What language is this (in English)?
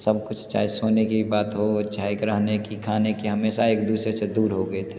Hindi